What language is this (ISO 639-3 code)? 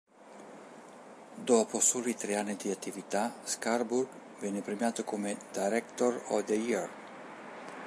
ita